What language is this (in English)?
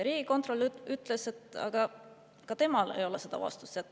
Estonian